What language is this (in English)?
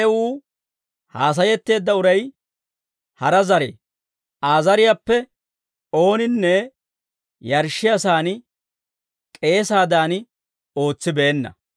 Dawro